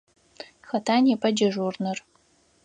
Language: Adyghe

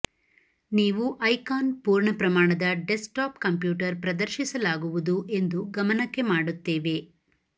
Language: Kannada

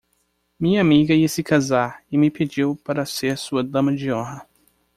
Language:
Portuguese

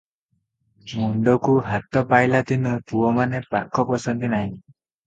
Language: Odia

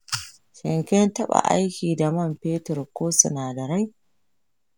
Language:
Hausa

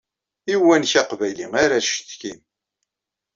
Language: Kabyle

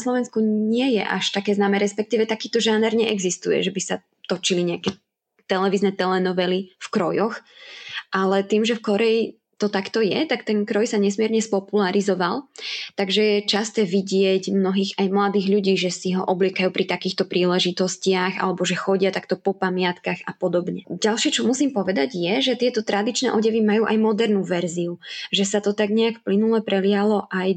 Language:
Slovak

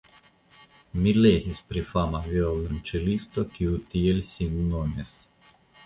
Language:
Esperanto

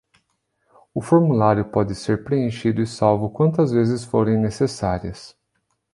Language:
Portuguese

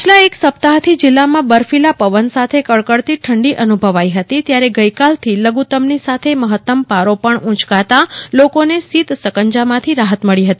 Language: Gujarati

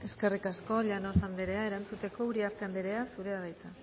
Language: Basque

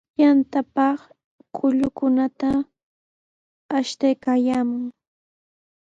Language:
Sihuas Ancash Quechua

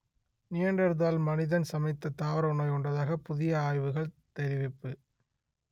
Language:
Tamil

